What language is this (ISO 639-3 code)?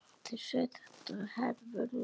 isl